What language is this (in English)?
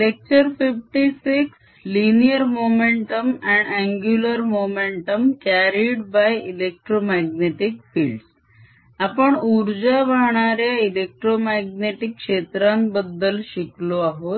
Marathi